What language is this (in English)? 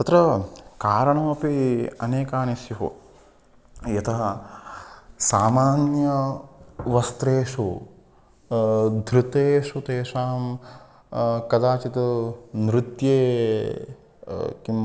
Sanskrit